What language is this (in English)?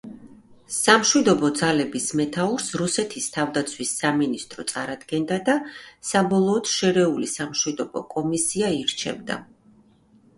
Georgian